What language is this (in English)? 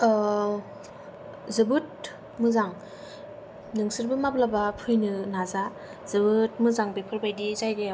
Bodo